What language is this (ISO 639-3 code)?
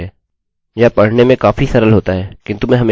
hin